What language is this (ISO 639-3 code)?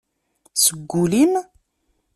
kab